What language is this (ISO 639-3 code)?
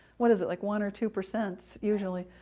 eng